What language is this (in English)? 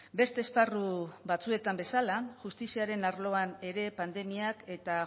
Basque